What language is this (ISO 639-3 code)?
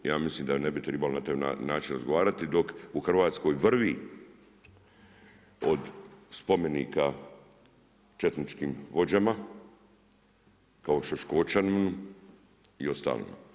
hrv